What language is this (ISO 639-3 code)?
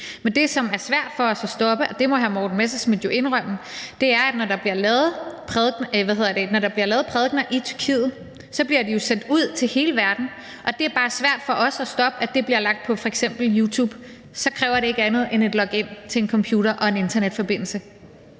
dan